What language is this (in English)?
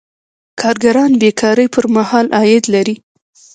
Pashto